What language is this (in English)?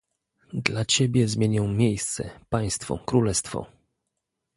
Polish